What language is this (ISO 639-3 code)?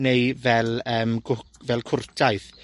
cym